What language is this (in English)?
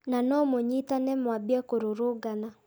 Kikuyu